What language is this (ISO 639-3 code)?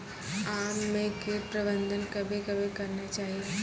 mai